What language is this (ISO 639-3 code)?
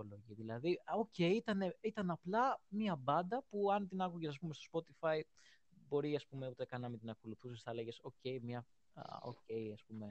ell